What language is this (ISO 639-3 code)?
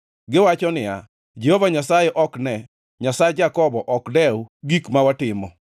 luo